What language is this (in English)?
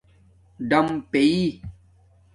Domaaki